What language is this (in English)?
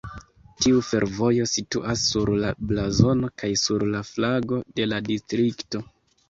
Esperanto